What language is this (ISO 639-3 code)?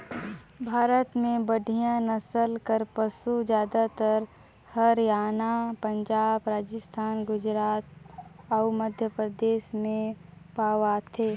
hne